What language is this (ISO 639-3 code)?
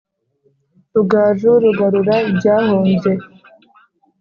kin